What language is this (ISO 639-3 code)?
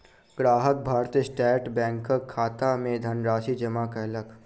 mai